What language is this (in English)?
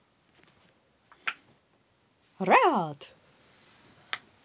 Russian